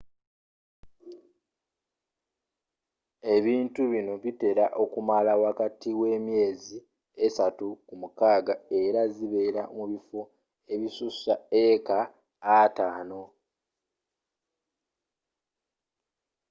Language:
Ganda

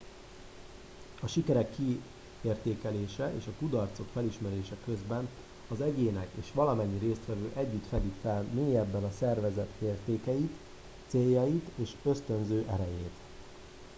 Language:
Hungarian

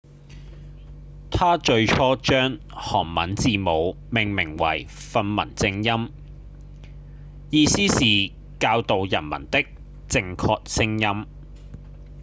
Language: Cantonese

